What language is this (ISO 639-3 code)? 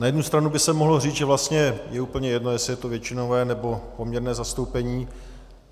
ces